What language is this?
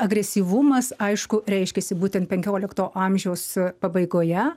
Lithuanian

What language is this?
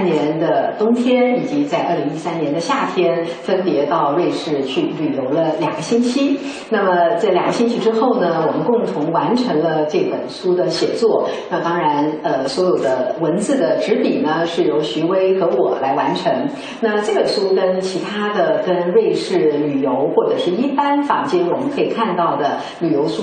Chinese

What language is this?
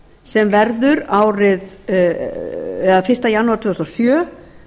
Icelandic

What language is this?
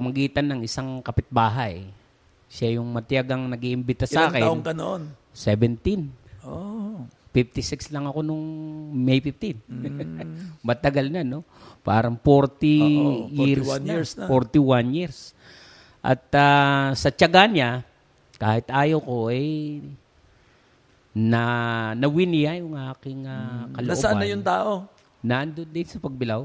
Filipino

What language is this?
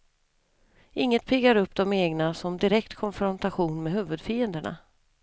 Swedish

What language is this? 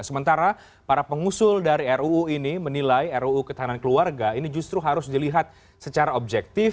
Indonesian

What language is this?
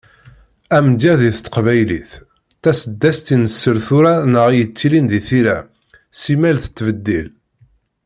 Kabyle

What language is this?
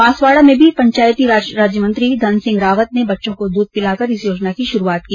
Hindi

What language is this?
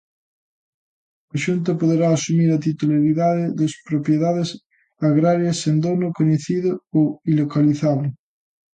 Galician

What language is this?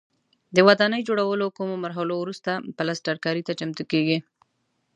Pashto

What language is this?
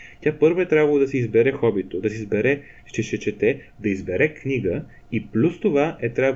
Bulgarian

